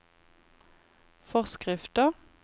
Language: Norwegian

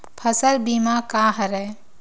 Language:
Chhattisgarhi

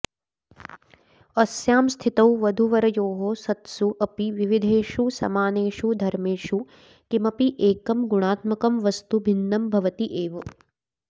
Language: Sanskrit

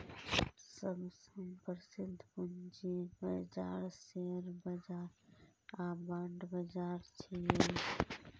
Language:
Maithili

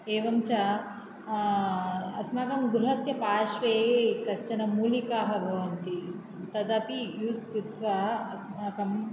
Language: Sanskrit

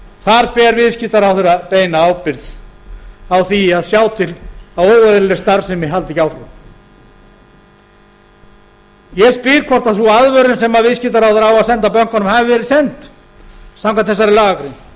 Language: Icelandic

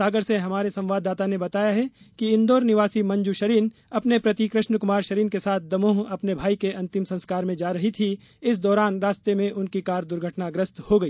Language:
Hindi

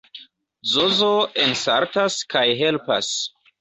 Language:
Esperanto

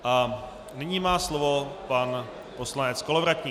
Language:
Czech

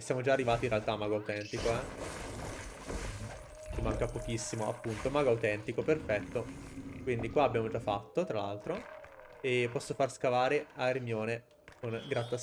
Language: Italian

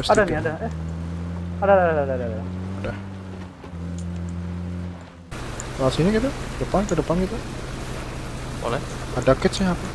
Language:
Indonesian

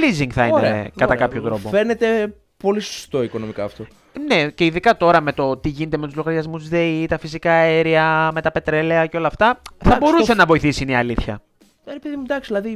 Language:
Greek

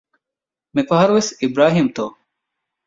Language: Divehi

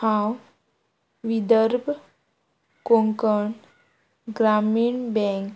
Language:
Konkani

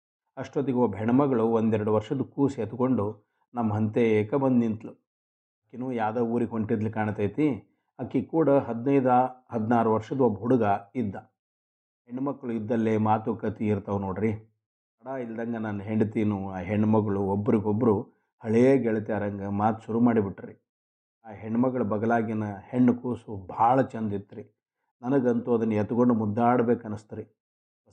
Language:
Kannada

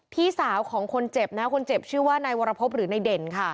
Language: Thai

